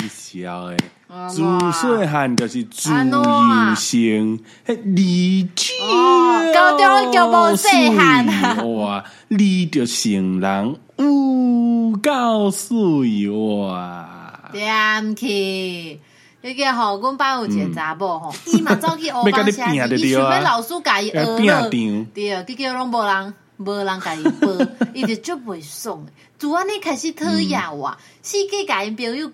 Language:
Chinese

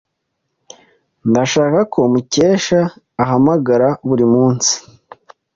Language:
Kinyarwanda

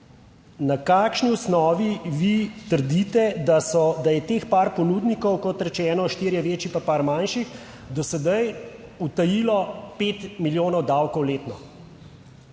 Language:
Slovenian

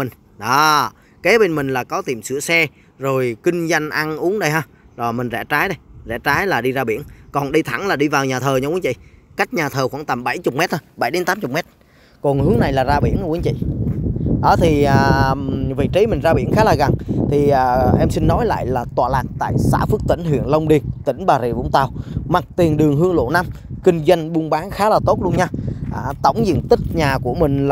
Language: Vietnamese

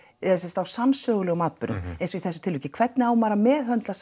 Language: Icelandic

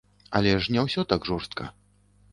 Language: Belarusian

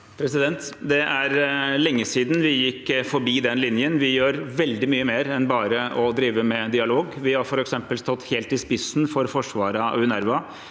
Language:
Norwegian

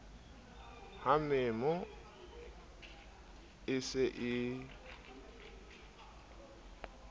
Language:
Southern Sotho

